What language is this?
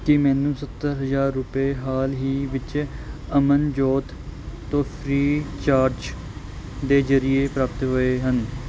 Punjabi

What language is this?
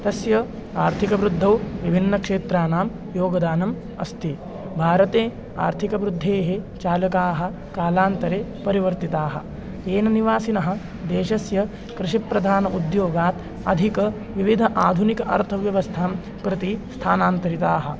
Sanskrit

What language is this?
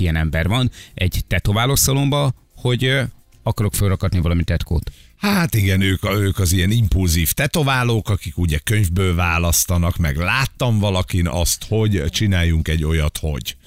Hungarian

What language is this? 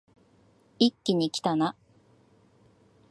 Japanese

